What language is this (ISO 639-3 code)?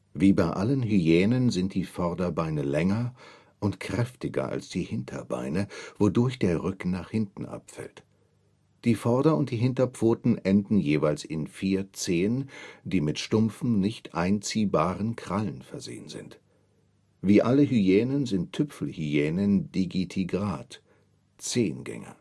deu